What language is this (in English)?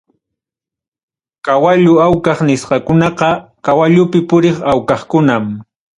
Ayacucho Quechua